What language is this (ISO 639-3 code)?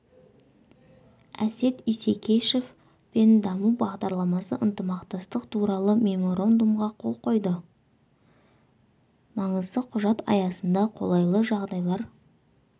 kaz